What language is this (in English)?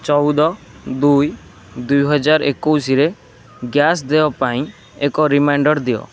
Odia